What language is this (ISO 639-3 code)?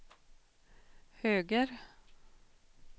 swe